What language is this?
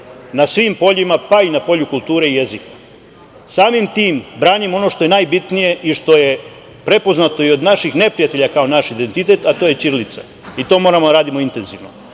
Serbian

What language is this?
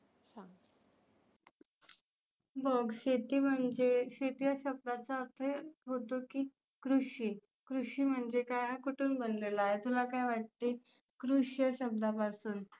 Marathi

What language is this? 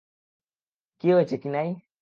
Bangla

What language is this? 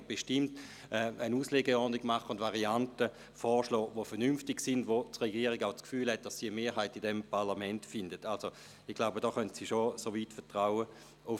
Swiss German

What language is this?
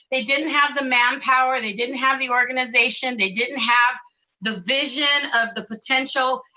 English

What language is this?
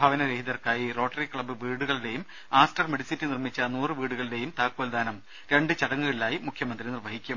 Malayalam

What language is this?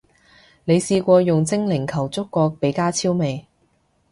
Cantonese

